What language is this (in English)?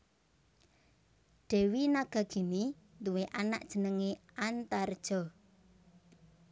Javanese